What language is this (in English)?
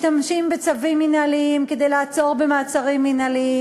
Hebrew